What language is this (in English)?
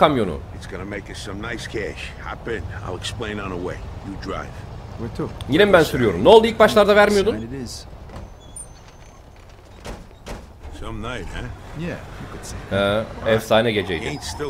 Turkish